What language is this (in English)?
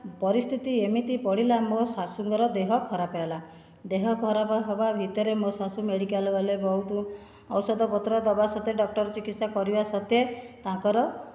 Odia